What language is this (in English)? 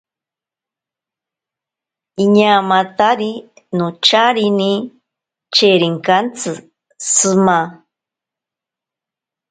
Ashéninka Perené